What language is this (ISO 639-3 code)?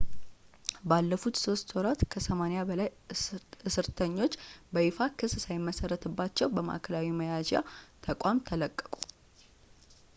amh